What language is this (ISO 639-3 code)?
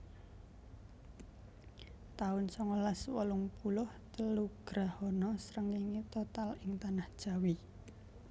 jav